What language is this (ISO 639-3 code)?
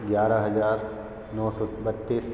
hin